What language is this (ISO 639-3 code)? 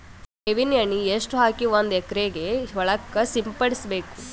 kan